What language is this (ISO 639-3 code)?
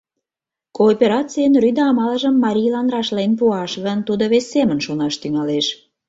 chm